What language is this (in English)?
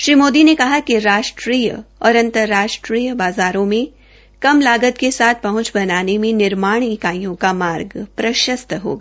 Hindi